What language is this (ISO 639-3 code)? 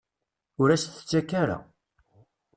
kab